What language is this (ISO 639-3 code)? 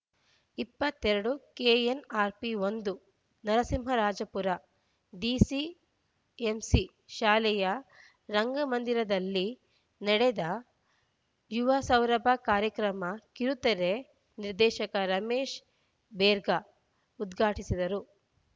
kan